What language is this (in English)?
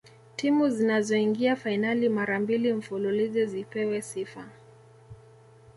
Swahili